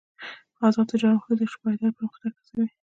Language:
Pashto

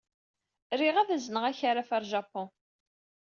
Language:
Kabyle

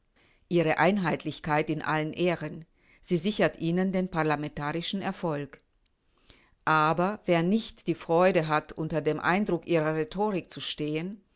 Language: German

